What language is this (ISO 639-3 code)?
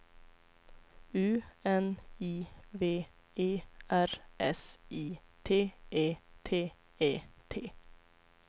swe